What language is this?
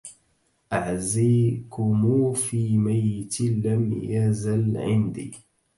Arabic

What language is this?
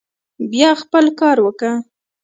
Pashto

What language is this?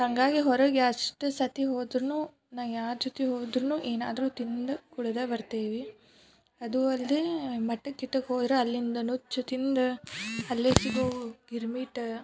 Kannada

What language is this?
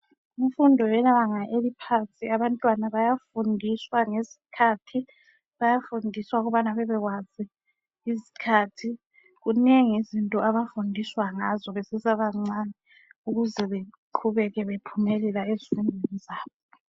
North Ndebele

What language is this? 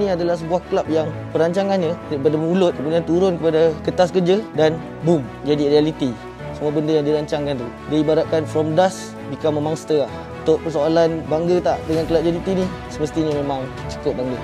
Malay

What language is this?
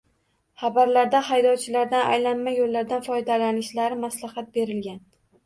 Uzbek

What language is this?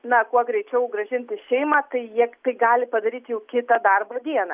Lithuanian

